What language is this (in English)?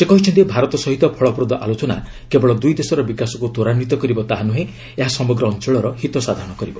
Odia